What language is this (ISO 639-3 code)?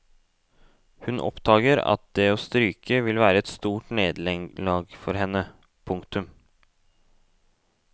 nor